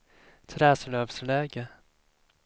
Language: Swedish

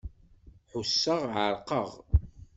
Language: Kabyle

